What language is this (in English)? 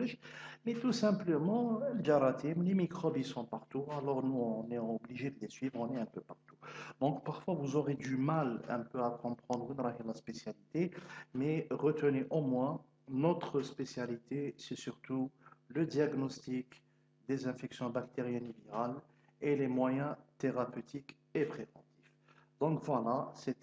French